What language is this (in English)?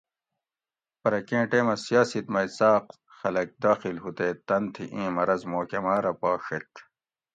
Gawri